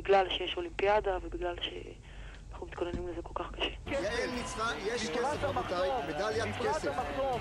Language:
Hebrew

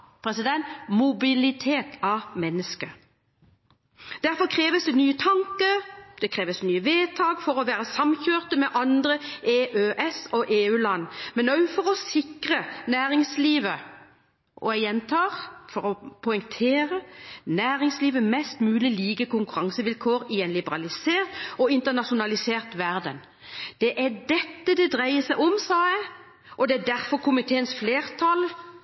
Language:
Norwegian Bokmål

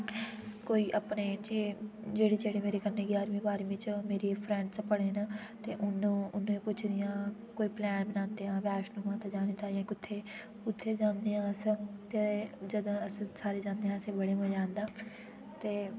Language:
Dogri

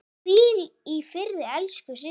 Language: Icelandic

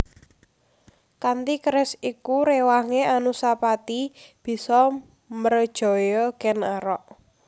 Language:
Javanese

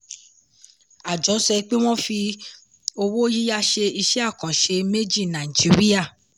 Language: Yoruba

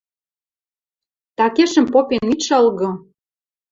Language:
Western Mari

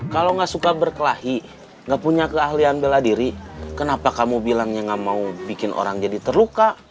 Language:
Indonesian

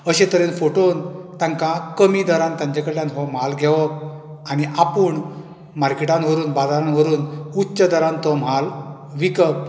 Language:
Konkani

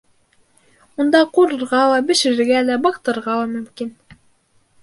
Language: Bashkir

